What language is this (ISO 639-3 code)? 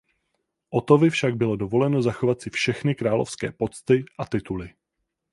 ces